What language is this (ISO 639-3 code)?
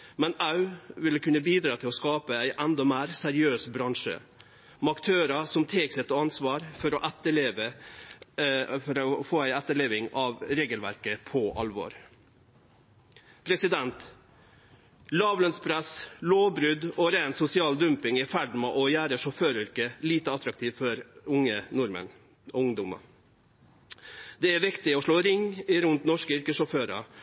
nno